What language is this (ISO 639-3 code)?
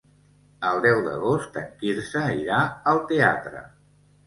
cat